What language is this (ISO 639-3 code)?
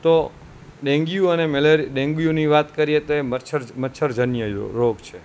guj